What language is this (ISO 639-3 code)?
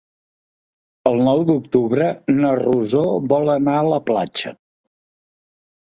cat